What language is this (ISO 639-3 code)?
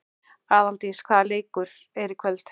isl